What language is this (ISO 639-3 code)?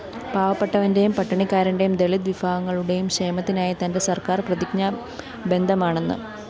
mal